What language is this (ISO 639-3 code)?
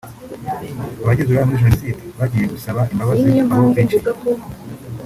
kin